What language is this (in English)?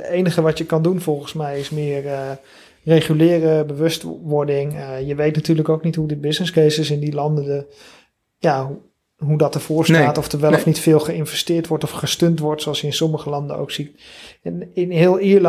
Dutch